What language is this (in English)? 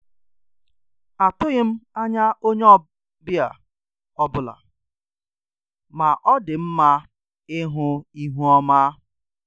Igbo